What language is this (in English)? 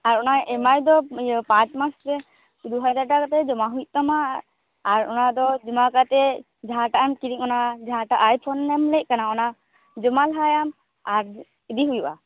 Santali